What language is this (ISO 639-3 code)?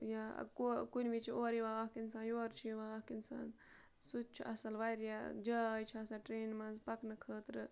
kas